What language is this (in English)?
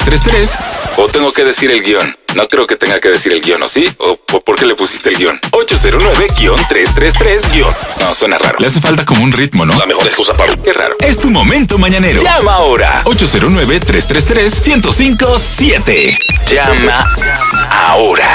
Spanish